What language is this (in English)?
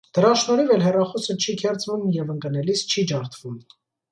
Armenian